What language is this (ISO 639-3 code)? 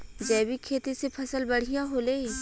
bho